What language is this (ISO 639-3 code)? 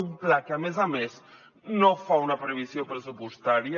cat